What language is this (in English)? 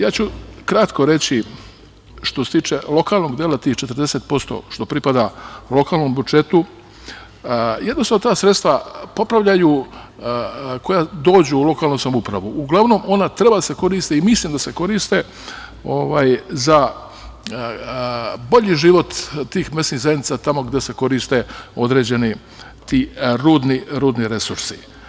Serbian